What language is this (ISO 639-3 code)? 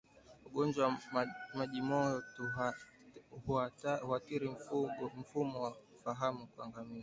swa